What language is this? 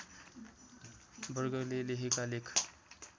Nepali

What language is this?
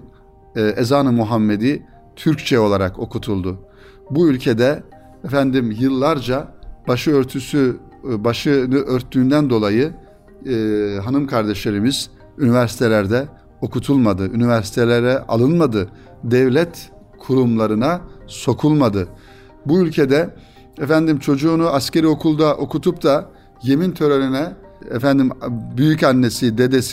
Turkish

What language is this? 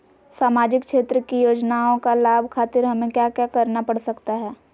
Magahi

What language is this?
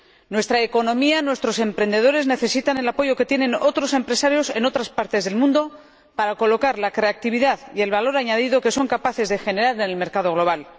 Spanish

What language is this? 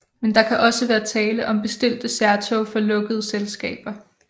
Danish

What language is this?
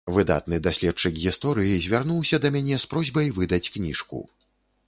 Belarusian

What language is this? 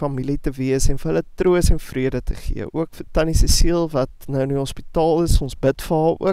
Dutch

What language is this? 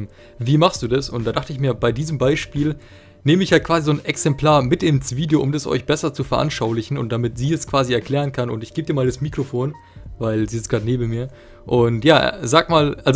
German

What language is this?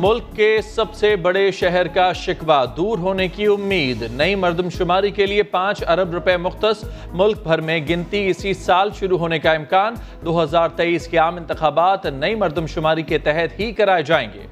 Urdu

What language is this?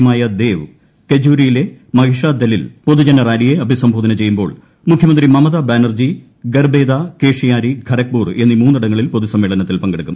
Malayalam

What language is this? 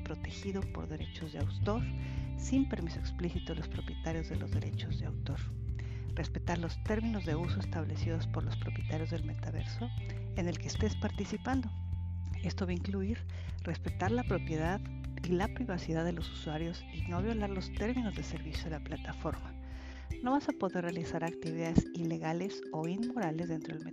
Spanish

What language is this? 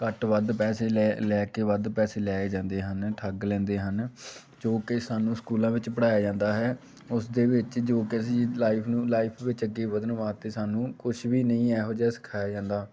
Punjabi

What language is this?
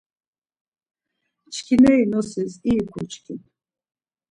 Laz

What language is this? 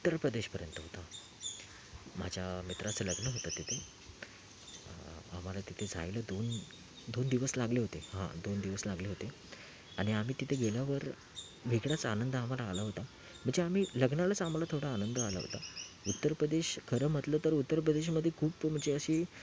Marathi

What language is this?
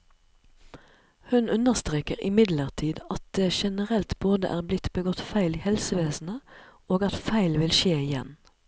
Norwegian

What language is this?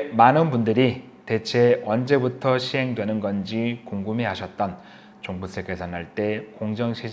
Korean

